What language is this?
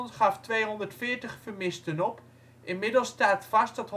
Dutch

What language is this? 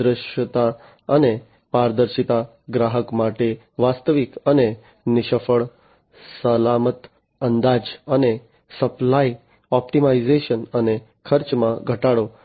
Gujarati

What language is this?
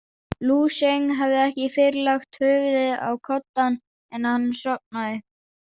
Icelandic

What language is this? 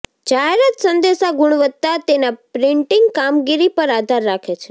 Gujarati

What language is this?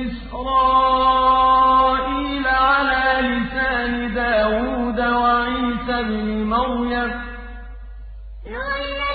Arabic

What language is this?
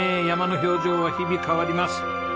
Japanese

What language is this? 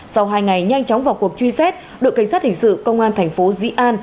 Vietnamese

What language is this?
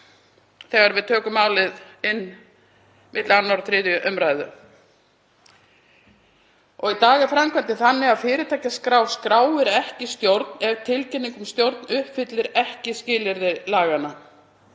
Icelandic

